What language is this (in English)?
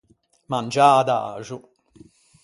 Ligurian